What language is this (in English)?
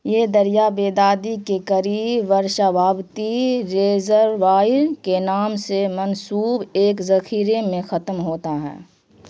Urdu